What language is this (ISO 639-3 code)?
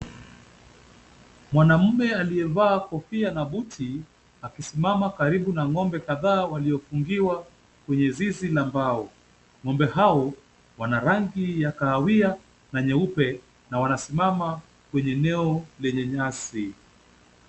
swa